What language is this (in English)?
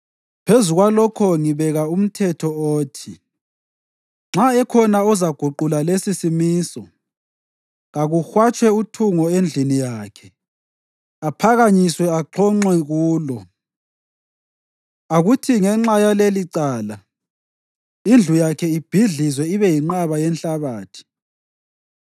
North Ndebele